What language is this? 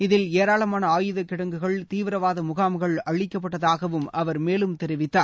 Tamil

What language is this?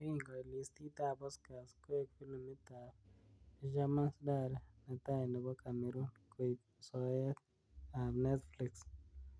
Kalenjin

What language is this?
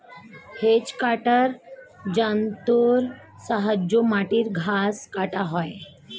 Bangla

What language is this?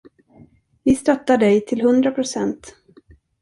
Swedish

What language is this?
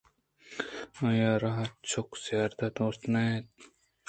Eastern Balochi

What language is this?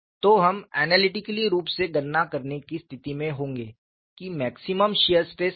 Hindi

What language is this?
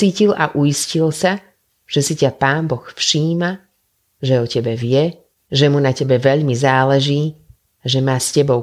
Slovak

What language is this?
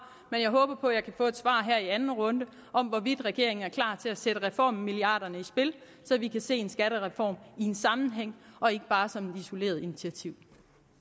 Danish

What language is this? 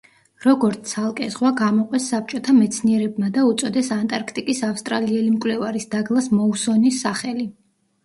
Georgian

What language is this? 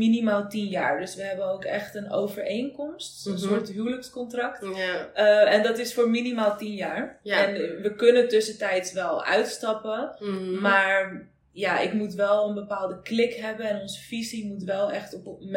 Dutch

